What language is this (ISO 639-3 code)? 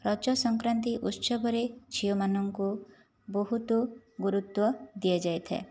ori